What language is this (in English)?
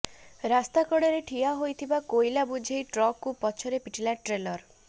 Odia